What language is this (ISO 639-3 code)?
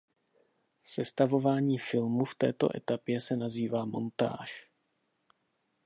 ces